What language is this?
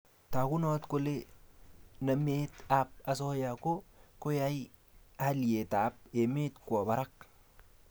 Kalenjin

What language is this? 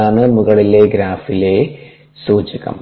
Malayalam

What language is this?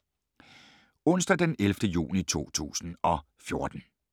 Danish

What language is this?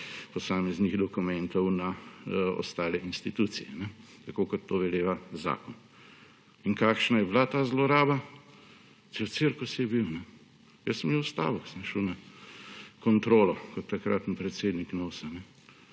Slovenian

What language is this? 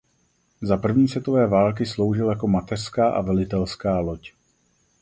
Czech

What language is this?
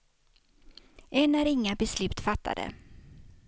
Swedish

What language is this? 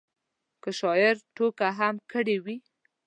Pashto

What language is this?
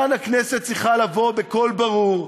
Hebrew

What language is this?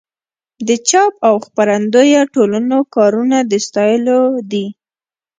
Pashto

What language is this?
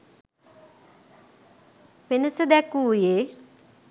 Sinhala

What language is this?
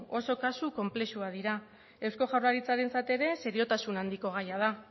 Basque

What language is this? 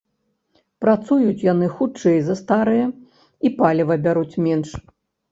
Belarusian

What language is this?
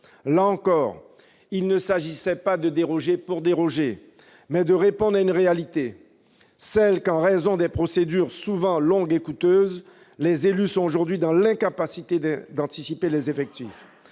French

